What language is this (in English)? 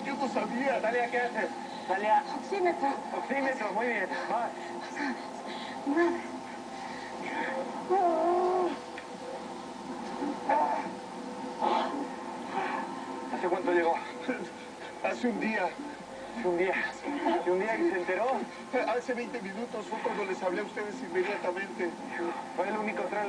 Spanish